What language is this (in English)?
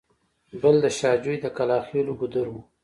Pashto